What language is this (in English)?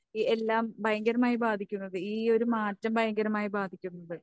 Malayalam